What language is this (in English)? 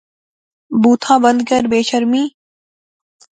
Pahari-Potwari